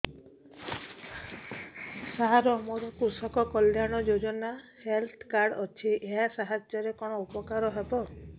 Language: Odia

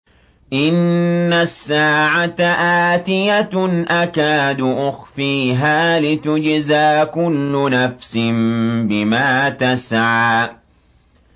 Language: Arabic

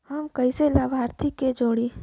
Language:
Bhojpuri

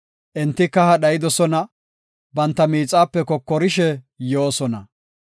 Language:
Gofa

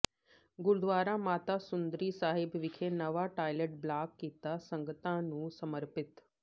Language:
Punjabi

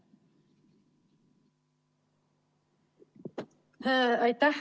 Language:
Estonian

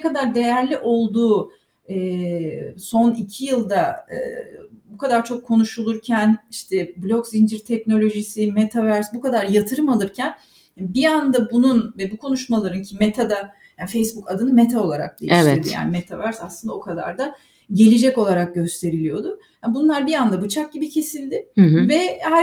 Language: Turkish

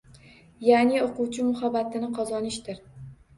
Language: Uzbek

